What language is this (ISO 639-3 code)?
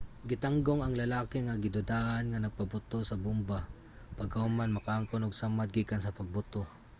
ceb